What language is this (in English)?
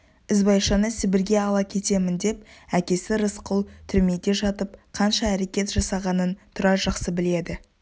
Kazakh